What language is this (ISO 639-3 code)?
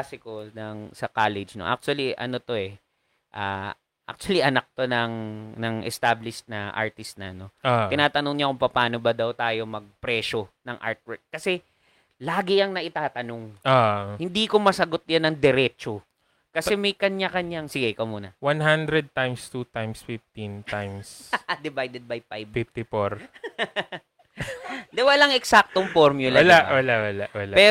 fil